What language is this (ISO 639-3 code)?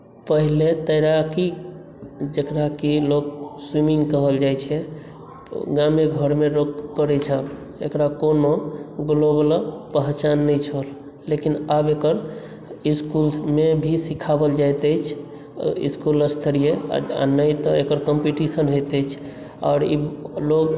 mai